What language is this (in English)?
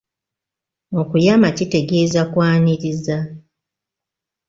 Ganda